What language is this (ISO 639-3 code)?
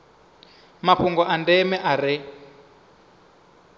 ven